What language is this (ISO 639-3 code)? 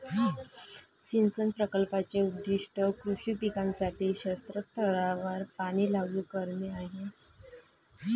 mar